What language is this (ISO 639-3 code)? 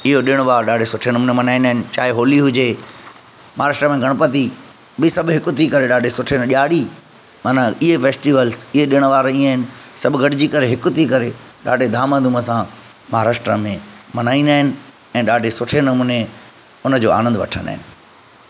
snd